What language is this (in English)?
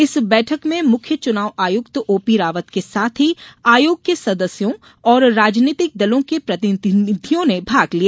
Hindi